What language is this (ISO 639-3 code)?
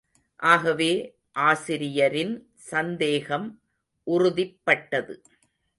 tam